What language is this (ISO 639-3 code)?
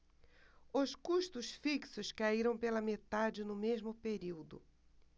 por